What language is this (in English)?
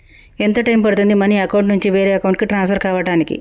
Telugu